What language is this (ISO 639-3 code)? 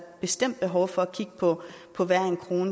dan